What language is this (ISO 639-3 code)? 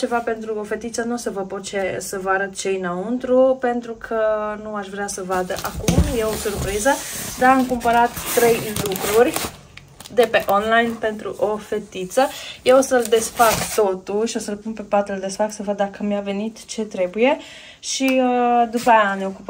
ron